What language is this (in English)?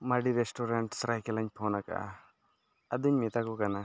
Santali